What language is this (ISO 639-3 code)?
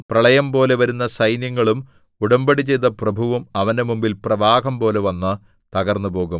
mal